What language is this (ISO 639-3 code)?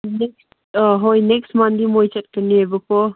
mni